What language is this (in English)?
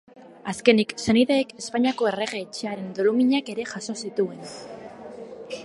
Basque